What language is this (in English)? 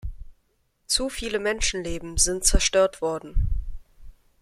German